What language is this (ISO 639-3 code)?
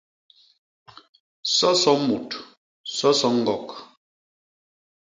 bas